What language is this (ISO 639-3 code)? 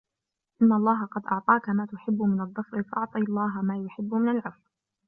ara